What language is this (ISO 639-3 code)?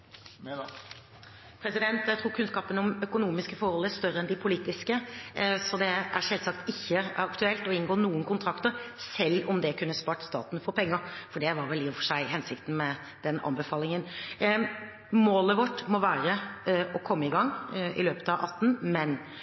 nob